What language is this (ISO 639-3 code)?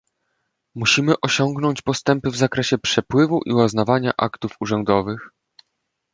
pol